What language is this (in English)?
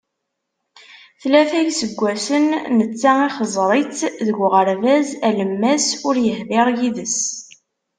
Kabyle